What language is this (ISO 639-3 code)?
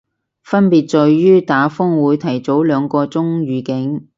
yue